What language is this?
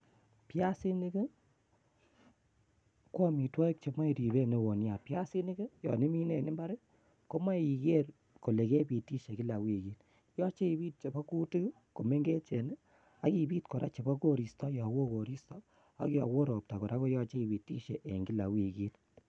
Kalenjin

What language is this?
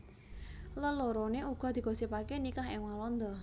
Javanese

